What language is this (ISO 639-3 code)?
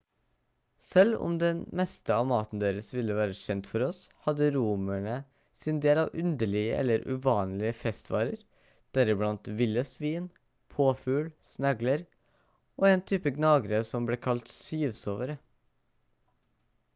nob